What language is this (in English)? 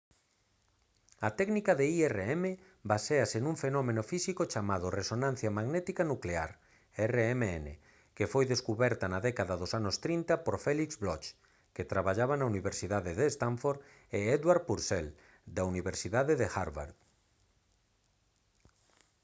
Galician